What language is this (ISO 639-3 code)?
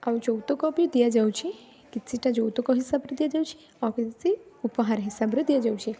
ori